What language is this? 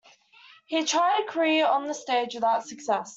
English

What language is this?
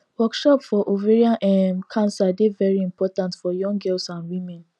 Nigerian Pidgin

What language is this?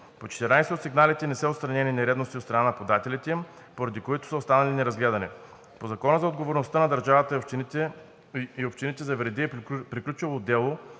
Bulgarian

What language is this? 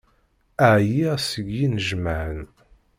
Kabyle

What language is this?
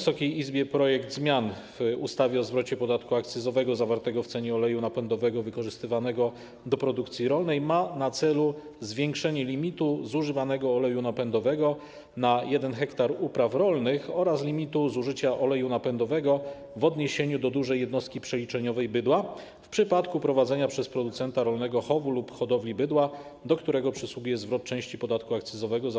Polish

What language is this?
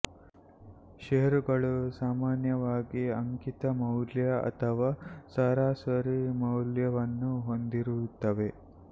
Kannada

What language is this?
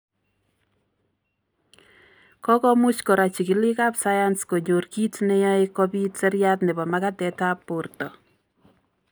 Kalenjin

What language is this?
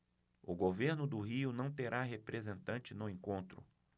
Portuguese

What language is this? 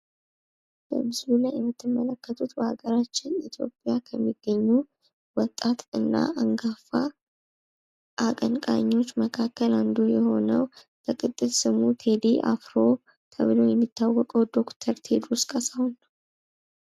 Amharic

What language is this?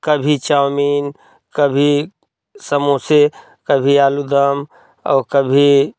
Hindi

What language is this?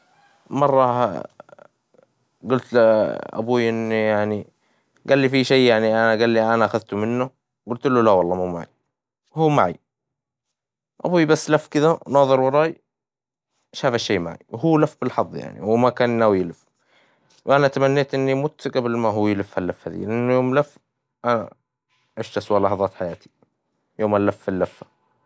Hijazi Arabic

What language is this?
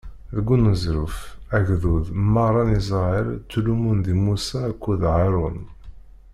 Kabyle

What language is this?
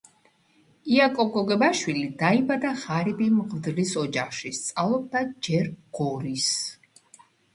Georgian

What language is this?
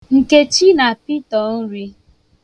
Igbo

